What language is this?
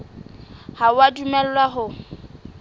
Southern Sotho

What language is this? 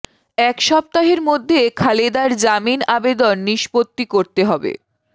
Bangla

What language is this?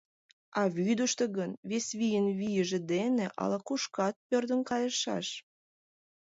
Mari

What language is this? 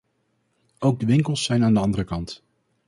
Dutch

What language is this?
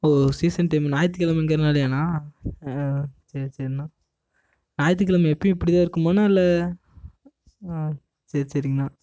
Tamil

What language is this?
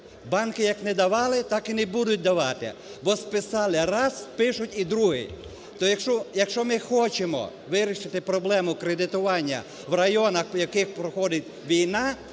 Ukrainian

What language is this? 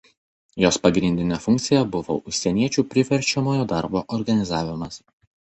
Lithuanian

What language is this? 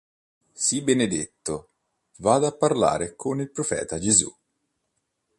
Italian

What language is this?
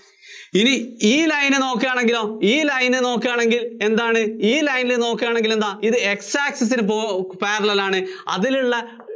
Malayalam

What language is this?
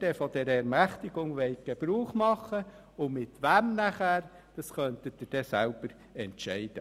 Swiss German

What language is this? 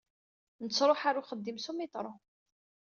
Kabyle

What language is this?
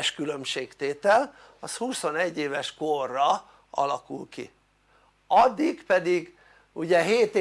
Hungarian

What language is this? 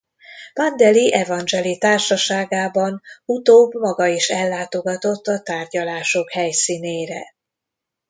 Hungarian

